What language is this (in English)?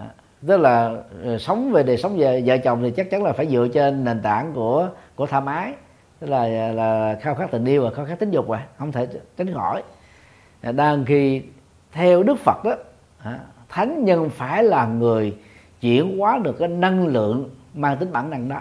Vietnamese